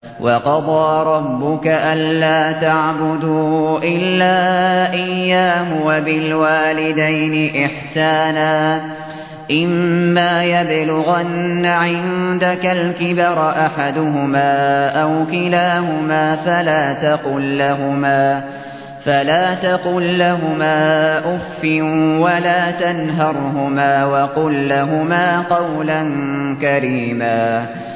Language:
Arabic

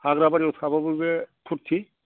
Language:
Bodo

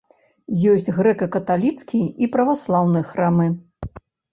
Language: Belarusian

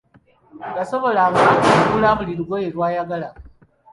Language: Ganda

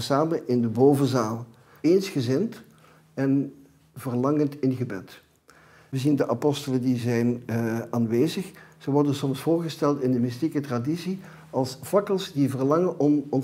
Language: Dutch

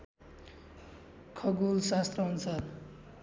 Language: Nepali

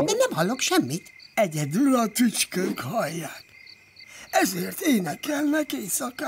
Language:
Hungarian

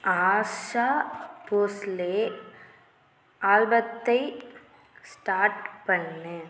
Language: Tamil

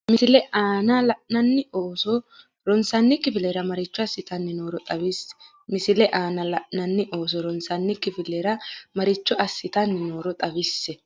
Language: Sidamo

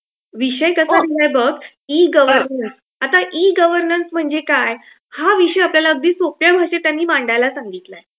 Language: Marathi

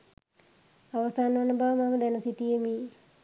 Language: Sinhala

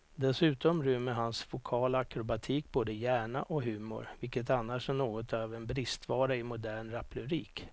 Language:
Swedish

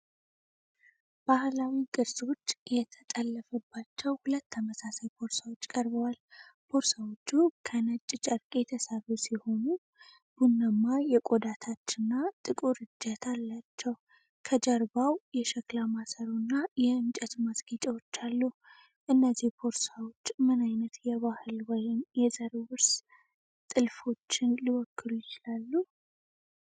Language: Amharic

